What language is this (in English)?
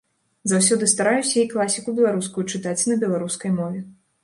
Belarusian